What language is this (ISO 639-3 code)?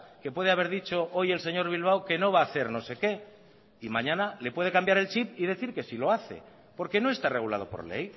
spa